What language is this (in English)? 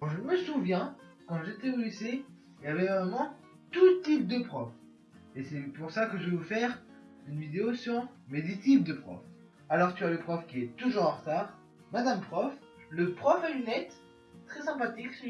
French